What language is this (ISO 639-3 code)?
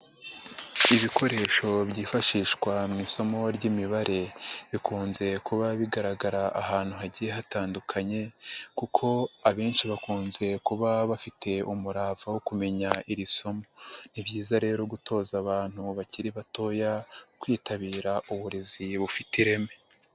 kin